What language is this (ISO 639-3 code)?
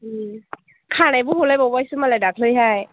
brx